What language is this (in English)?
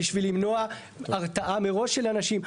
Hebrew